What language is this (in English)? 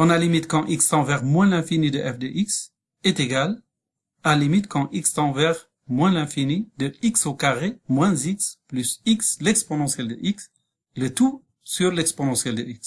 French